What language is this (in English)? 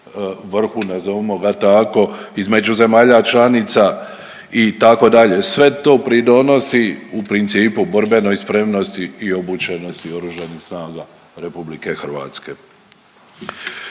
Croatian